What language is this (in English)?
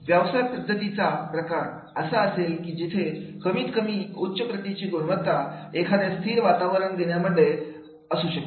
Marathi